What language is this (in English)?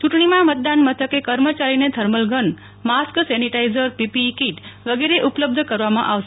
Gujarati